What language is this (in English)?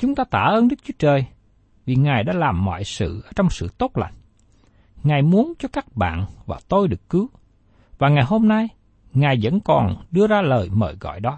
Vietnamese